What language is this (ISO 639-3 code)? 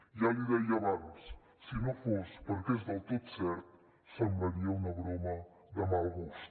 cat